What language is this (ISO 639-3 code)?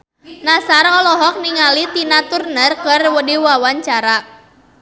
sun